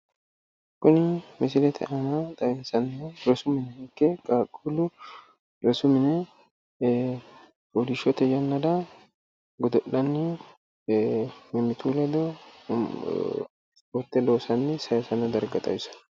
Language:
Sidamo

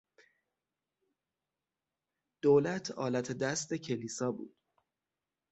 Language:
Persian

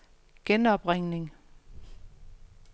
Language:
Danish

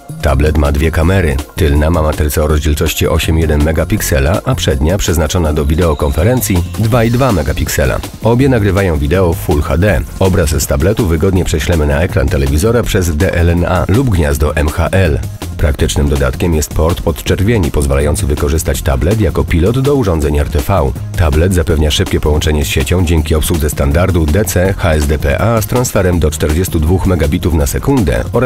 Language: Polish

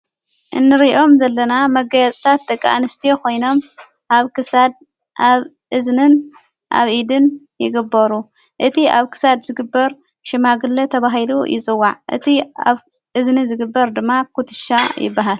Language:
Tigrinya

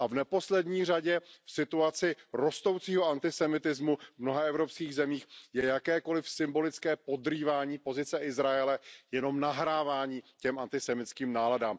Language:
Czech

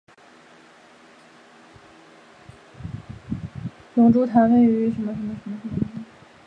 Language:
Chinese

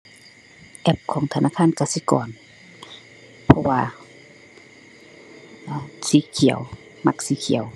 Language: Thai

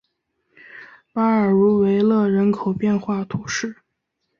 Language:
Chinese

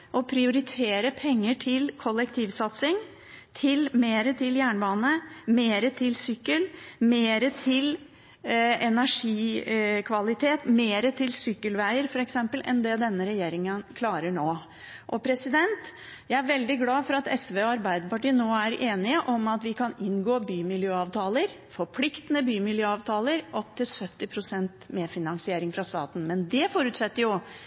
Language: Norwegian Bokmål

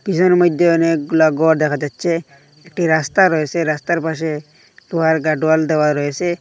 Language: Bangla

